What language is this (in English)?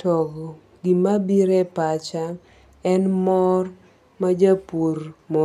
Luo (Kenya and Tanzania)